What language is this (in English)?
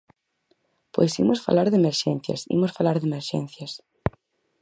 Galician